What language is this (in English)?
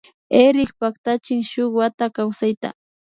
Imbabura Highland Quichua